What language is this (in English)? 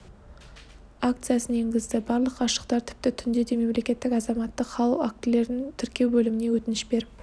Kazakh